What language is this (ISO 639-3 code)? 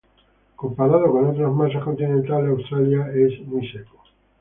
spa